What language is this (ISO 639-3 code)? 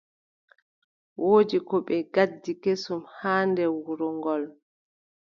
fub